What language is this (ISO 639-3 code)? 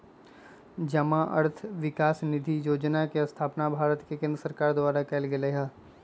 mag